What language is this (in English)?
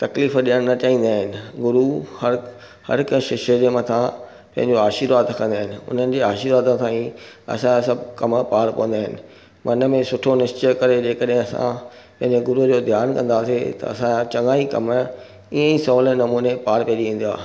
Sindhi